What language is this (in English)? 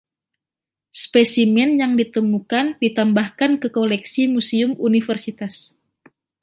Indonesian